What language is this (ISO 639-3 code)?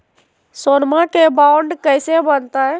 mag